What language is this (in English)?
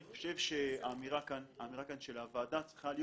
Hebrew